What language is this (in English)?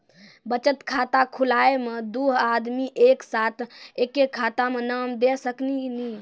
Maithili